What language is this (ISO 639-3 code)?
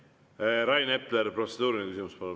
est